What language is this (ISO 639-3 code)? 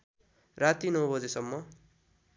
nep